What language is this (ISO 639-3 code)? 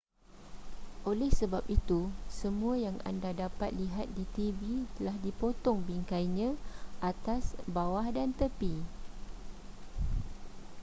msa